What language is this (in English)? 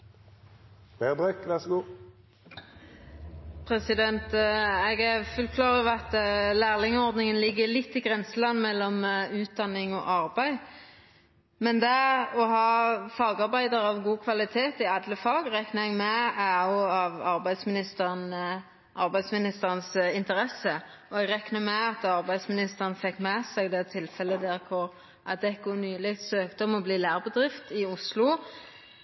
Norwegian Nynorsk